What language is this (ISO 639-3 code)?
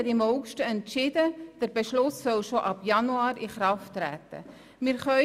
gsw